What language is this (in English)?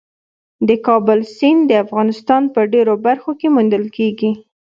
Pashto